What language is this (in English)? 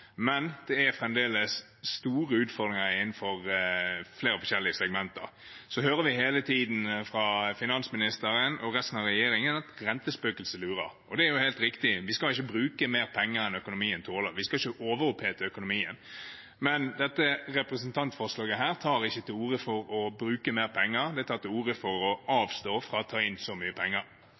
Norwegian Bokmål